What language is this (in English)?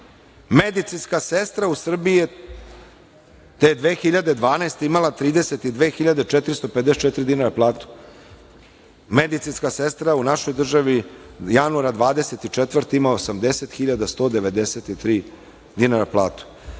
Serbian